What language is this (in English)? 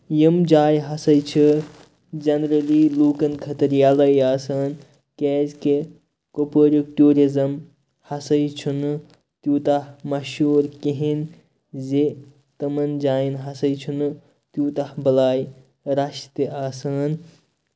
Kashmiri